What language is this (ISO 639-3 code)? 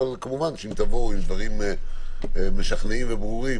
heb